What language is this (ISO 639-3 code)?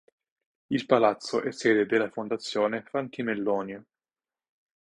ita